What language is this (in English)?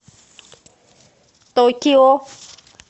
Russian